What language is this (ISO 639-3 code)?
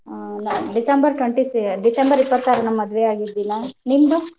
kan